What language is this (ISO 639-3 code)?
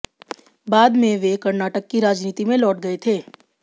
hin